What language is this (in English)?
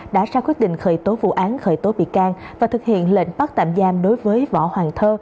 Vietnamese